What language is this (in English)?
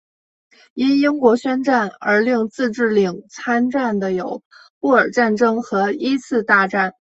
Chinese